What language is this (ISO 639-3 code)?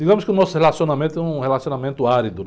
por